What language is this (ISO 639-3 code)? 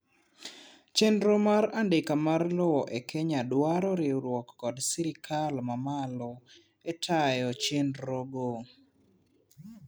luo